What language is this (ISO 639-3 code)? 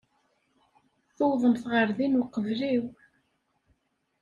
kab